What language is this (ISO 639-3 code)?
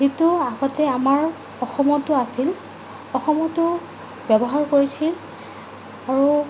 asm